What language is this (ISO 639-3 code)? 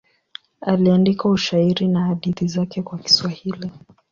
swa